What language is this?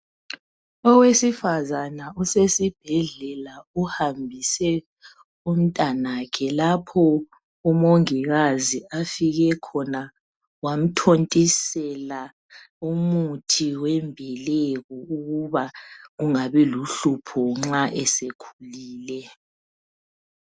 North Ndebele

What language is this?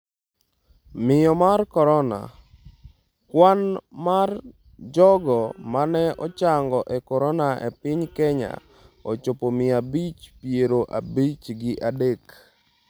Luo (Kenya and Tanzania)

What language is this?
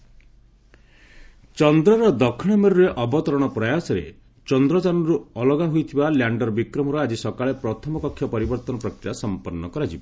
Odia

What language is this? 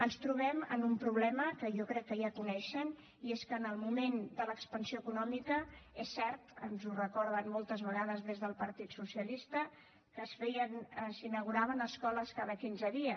Catalan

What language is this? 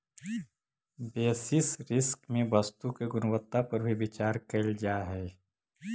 Magahi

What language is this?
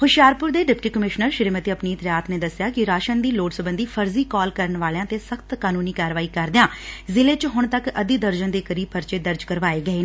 Punjabi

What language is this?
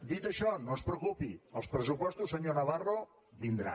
Catalan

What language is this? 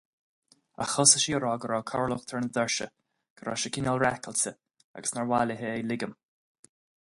Irish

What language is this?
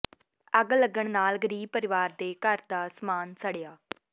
Punjabi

